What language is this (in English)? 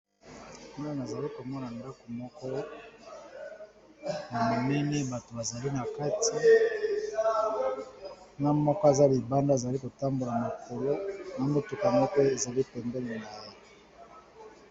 Lingala